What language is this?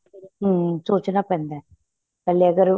Punjabi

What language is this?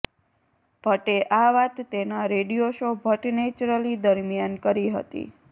Gujarati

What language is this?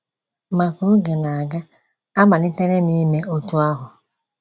Igbo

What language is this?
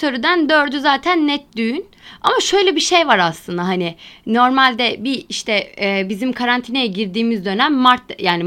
Turkish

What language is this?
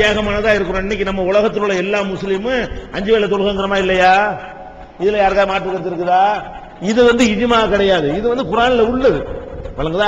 Indonesian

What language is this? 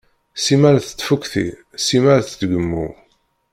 Kabyle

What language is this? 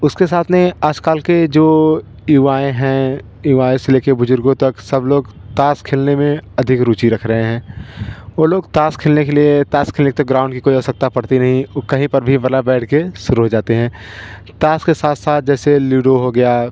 Hindi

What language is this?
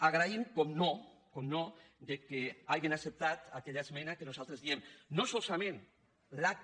Catalan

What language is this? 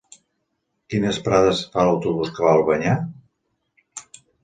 Catalan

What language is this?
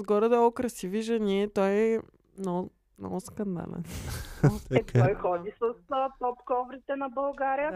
Bulgarian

